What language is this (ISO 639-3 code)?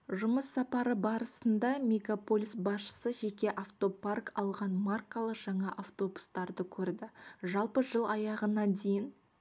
kaz